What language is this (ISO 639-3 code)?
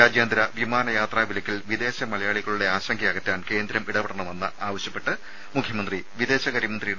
mal